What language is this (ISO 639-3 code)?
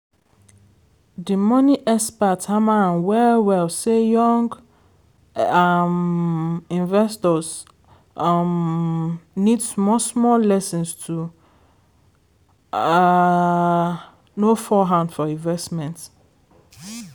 pcm